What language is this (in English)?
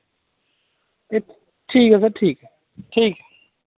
Dogri